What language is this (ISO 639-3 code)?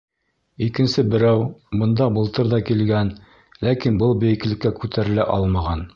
bak